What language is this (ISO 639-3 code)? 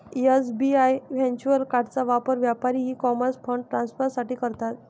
mar